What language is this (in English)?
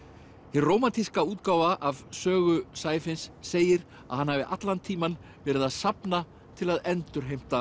Icelandic